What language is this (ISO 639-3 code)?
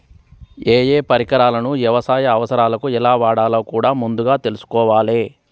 tel